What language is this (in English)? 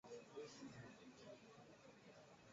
Swahili